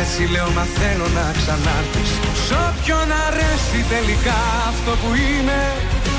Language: Greek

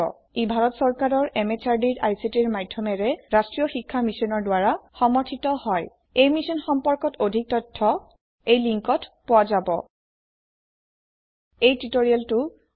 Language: Assamese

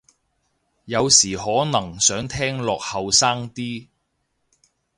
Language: Cantonese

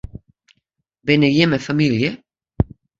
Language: Western Frisian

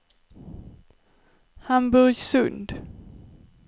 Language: Swedish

